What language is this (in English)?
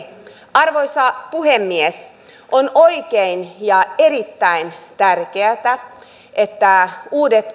Finnish